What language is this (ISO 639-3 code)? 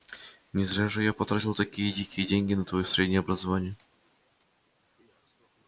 rus